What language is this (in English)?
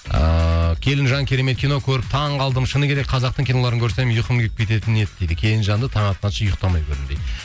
Kazakh